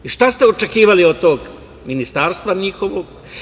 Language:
Serbian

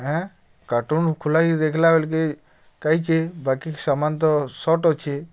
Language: Odia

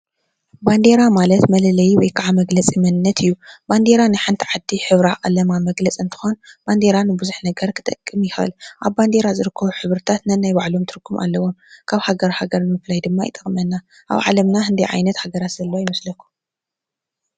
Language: Tigrinya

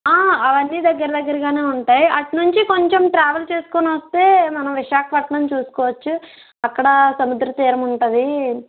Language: Telugu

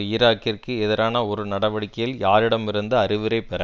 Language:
Tamil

